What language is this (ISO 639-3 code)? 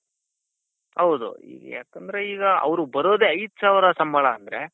kan